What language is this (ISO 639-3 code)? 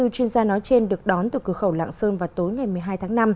vie